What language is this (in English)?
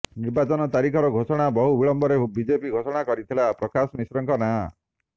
Odia